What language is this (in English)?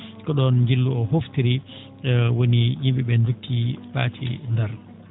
Fula